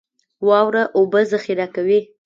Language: Pashto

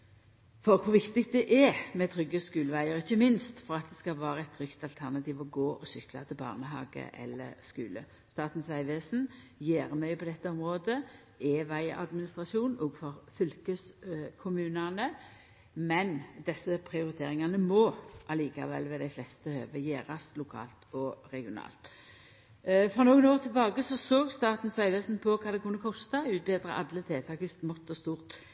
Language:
Norwegian Nynorsk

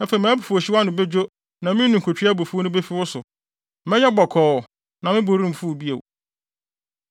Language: Akan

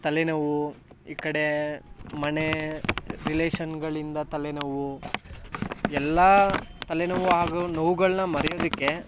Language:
Kannada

